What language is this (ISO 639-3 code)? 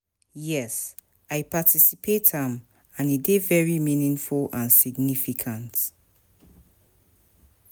pcm